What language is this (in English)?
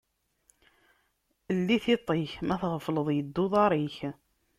Kabyle